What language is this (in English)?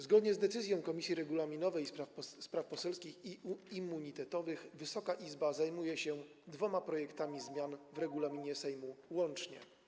Polish